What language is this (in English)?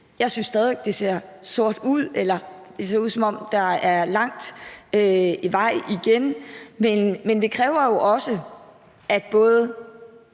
Danish